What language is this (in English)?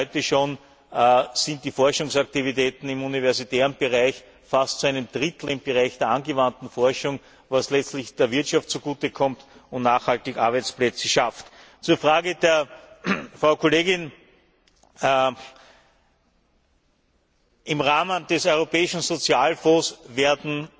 German